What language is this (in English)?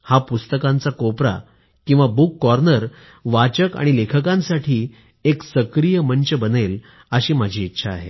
Marathi